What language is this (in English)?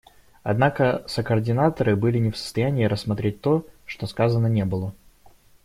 Russian